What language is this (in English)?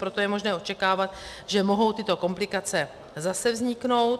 Czech